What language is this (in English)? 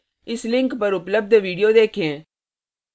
Hindi